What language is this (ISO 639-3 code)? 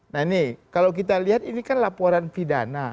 ind